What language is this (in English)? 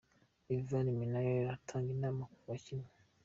Kinyarwanda